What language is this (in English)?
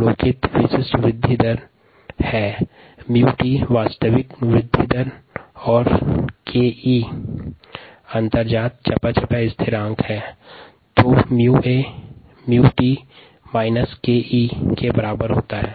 Hindi